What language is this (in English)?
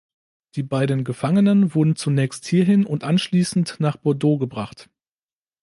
German